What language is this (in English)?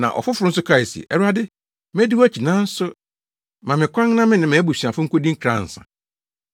Akan